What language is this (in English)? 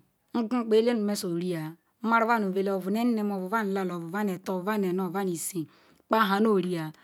Ikwere